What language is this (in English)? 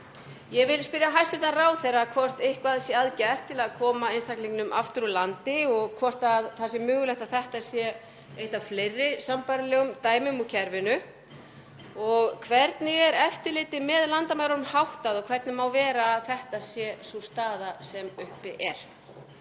Icelandic